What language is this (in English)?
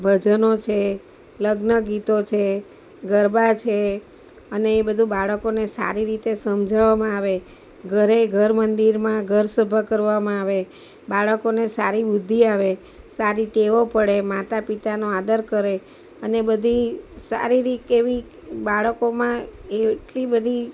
Gujarati